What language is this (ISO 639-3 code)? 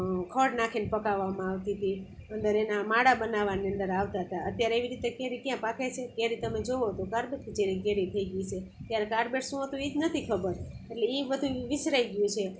guj